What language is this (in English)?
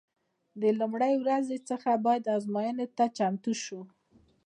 Pashto